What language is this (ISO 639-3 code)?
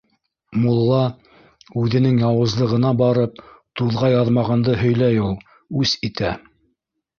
bak